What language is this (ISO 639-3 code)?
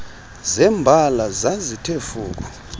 xho